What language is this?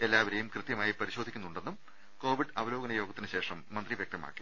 Malayalam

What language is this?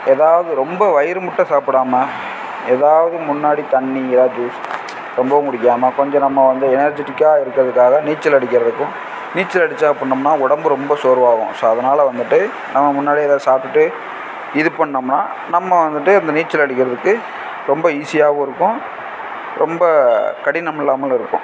Tamil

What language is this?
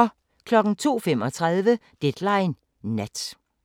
Danish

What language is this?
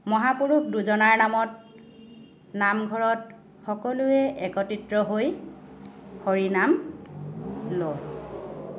Assamese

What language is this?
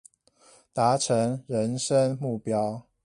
Chinese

